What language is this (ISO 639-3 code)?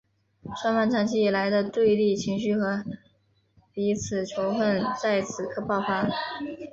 zho